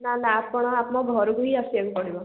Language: Odia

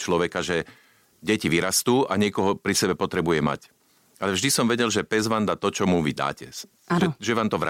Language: Slovak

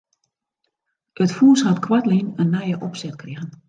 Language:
Western Frisian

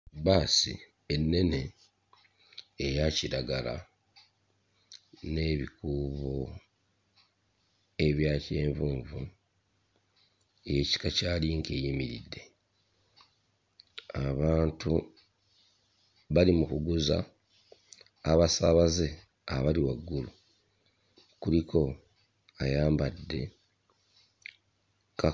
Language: Ganda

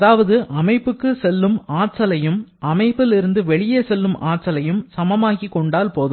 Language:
Tamil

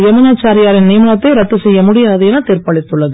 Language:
Tamil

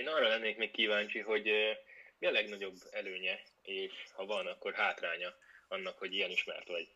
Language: Hungarian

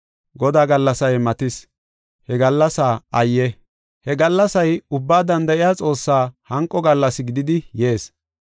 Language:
Gofa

